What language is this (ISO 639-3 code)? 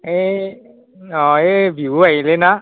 asm